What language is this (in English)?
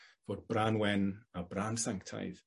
Welsh